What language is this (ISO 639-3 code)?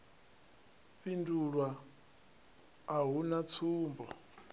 ven